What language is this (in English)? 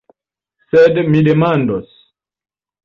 Esperanto